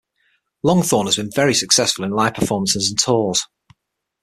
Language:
English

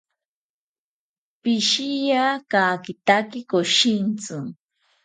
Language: South Ucayali Ashéninka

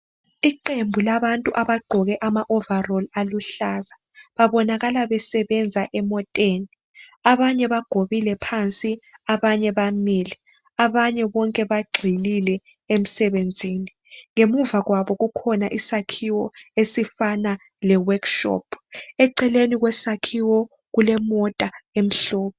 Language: North Ndebele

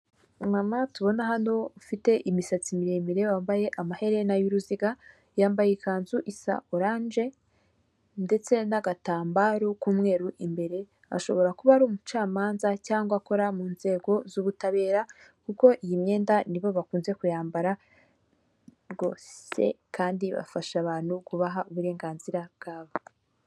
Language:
Kinyarwanda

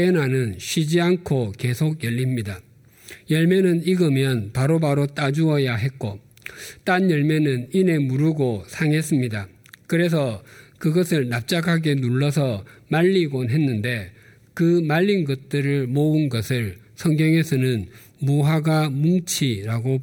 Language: Korean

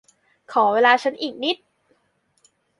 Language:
Thai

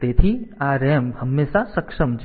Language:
Gujarati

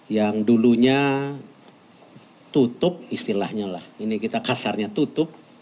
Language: Indonesian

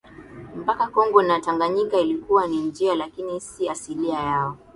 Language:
Swahili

